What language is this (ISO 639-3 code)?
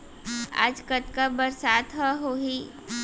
hne